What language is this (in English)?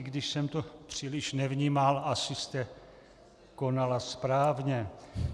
Czech